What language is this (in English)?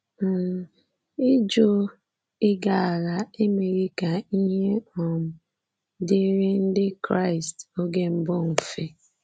Igbo